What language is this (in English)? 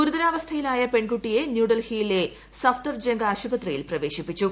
Malayalam